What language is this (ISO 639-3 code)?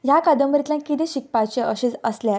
kok